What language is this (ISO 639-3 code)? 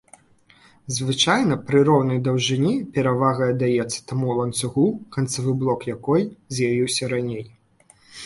bel